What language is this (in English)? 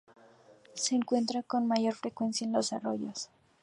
Spanish